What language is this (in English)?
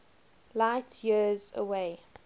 English